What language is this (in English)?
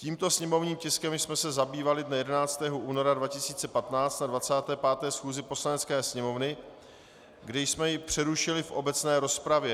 Czech